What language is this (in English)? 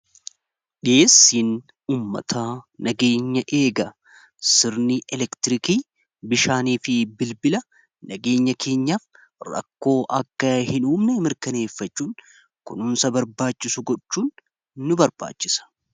Oromo